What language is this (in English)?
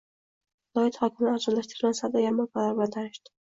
Uzbek